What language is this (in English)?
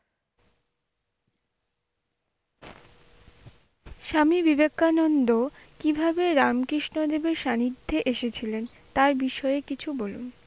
Bangla